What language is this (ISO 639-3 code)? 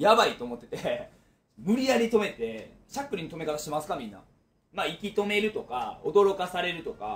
jpn